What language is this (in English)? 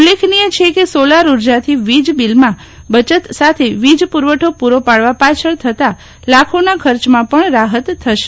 Gujarati